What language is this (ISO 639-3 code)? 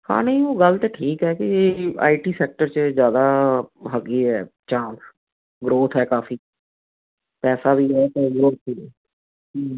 pan